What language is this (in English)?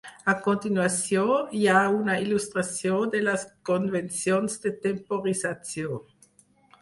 Catalan